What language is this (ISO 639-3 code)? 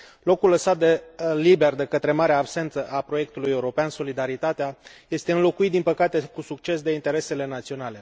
ron